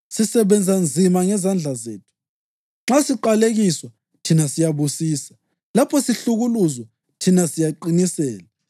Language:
North Ndebele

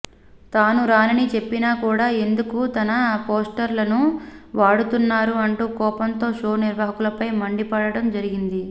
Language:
Telugu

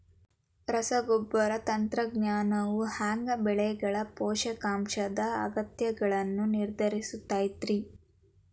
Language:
Kannada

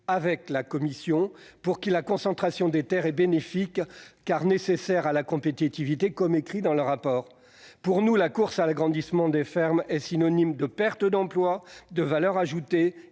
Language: French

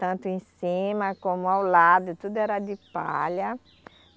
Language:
Portuguese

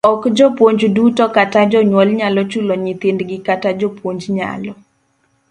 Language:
Luo (Kenya and Tanzania)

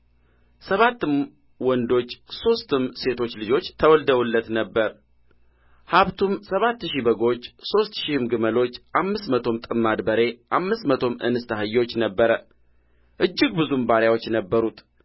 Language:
Amharic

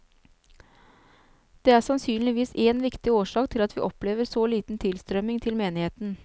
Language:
Norwegian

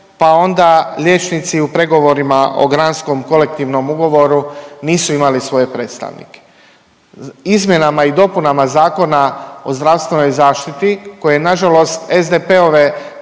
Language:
Croatian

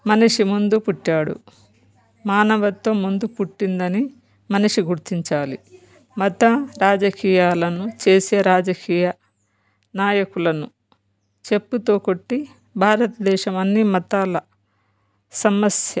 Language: Telugu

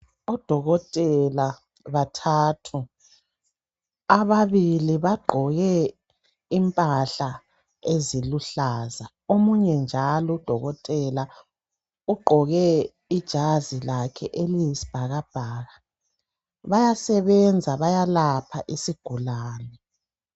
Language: North Ndebele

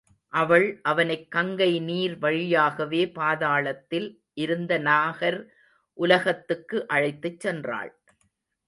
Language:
Tamil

